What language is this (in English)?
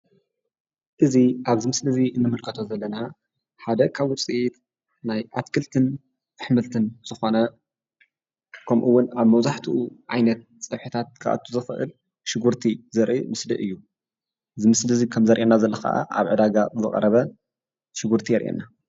Tigrinya